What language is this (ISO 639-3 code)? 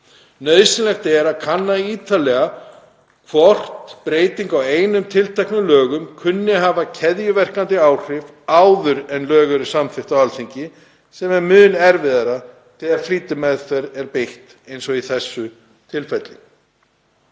isl